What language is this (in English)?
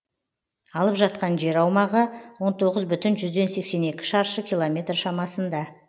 Kazakh